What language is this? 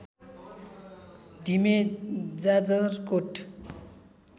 Nepali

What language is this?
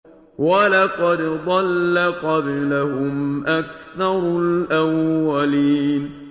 Arabic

